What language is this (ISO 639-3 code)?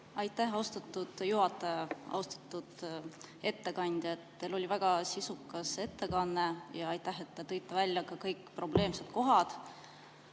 est